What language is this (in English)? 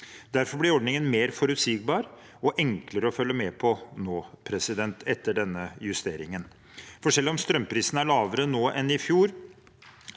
Norwegian